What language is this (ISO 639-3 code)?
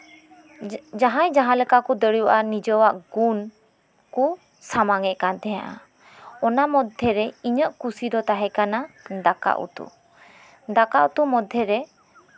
sat